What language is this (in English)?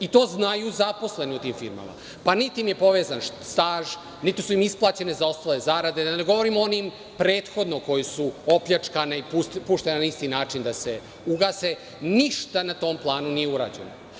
Serbian